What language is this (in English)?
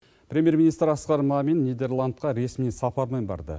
Kazakh